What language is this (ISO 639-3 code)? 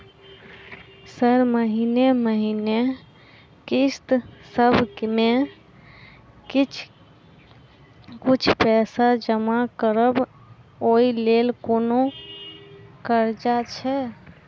mai